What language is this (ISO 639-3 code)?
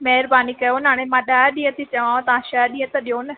snd